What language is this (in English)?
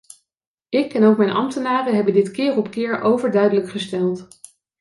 Dutch